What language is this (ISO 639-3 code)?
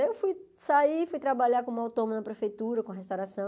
por